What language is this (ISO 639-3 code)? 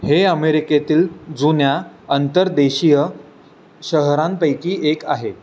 mar